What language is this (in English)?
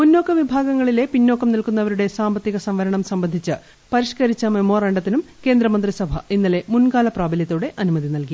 Malayalam